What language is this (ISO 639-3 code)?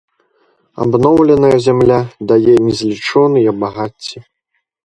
bel